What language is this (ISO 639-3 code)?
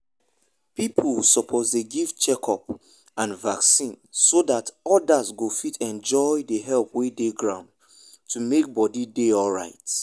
pcm